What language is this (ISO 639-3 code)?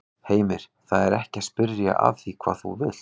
isl